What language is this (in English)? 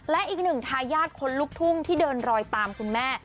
Thai